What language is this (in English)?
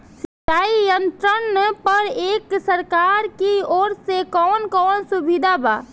Bhojpuri